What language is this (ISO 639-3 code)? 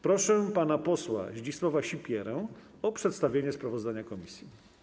pol